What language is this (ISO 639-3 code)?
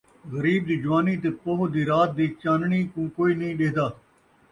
skr